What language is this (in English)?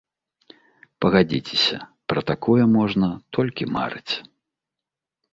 Belarusian